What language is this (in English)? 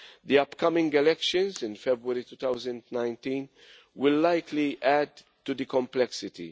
English